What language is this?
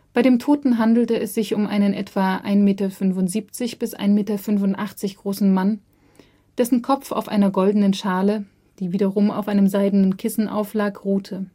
German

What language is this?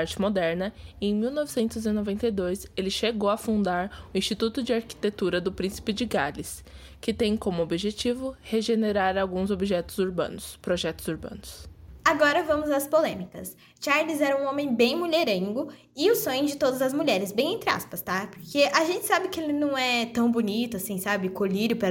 Portuguese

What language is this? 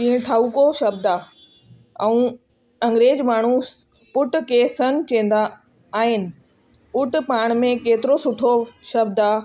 Sindhi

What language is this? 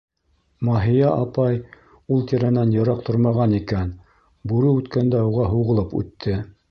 Bashkir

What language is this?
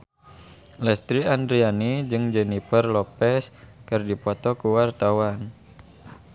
Sundanese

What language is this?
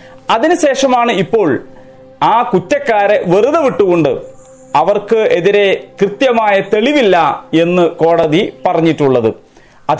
Malayalam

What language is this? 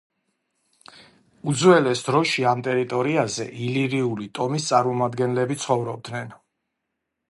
Georgian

